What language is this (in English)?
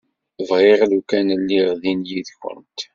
Kabyle